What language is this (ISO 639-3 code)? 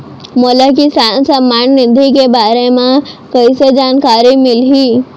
hne